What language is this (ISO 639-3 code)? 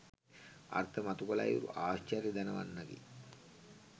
sin